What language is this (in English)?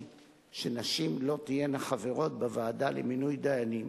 Hebrew